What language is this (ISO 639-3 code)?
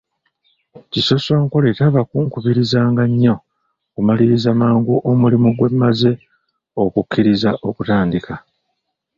lug